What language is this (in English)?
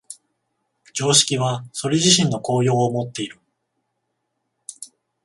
Japanese